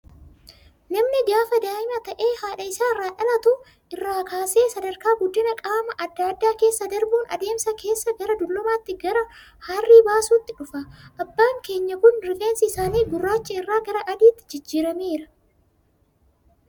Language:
Oromo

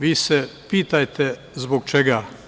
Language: Serbian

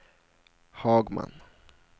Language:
Swedish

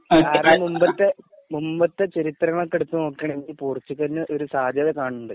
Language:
Malayalam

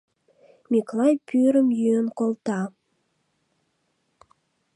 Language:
Mari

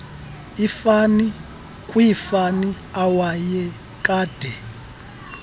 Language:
Xhosa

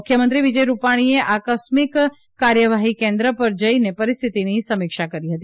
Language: Gujarati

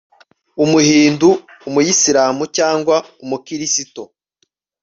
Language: Kinyarwanda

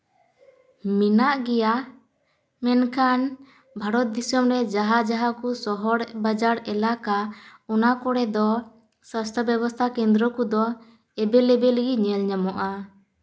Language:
Santali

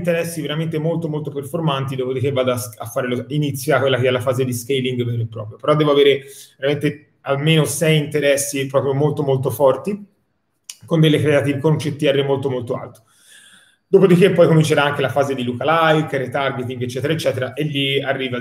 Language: Italian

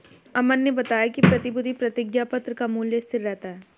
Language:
Hindi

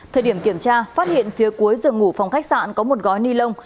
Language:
Vietnamese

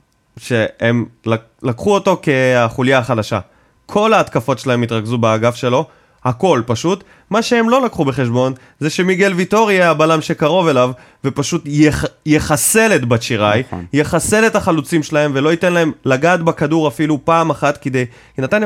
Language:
Hebrew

